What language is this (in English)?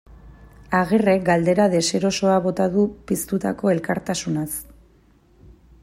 Basque